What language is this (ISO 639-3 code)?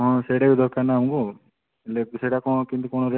ori